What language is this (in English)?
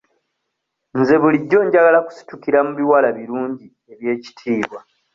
Ganda